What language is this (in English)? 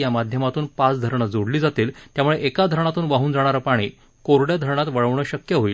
Marathi